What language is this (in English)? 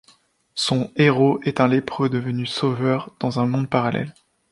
French